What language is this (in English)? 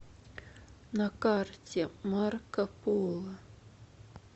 Russian